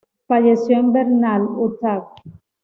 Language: Spanish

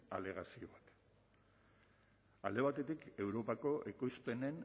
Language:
Basque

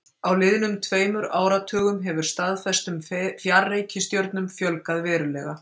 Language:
Icelandic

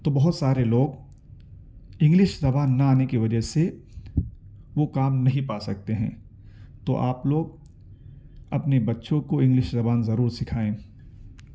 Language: Urdu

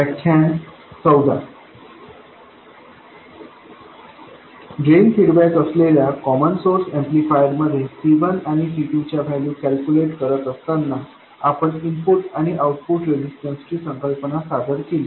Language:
Marathi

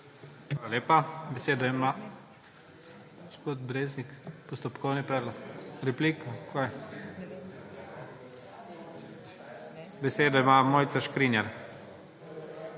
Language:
Slovenian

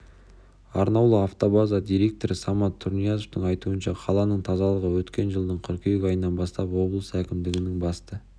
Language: Kazakh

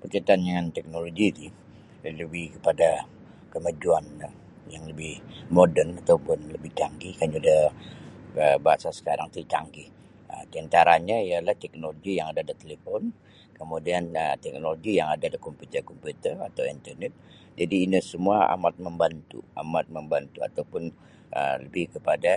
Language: Sabah Bisaya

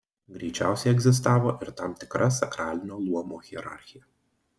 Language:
Lithuanian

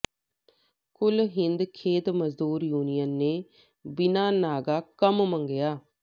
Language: Punjabi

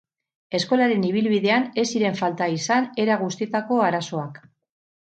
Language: Basque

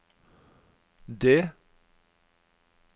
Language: Norwegian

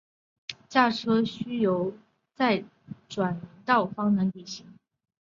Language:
Chinese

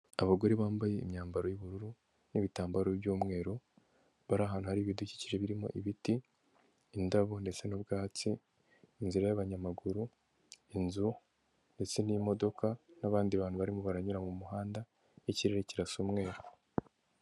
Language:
Kinyarwanda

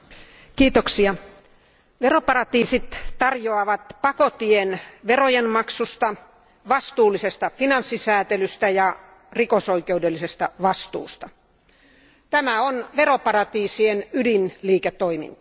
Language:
Finnish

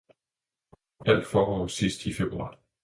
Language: Danish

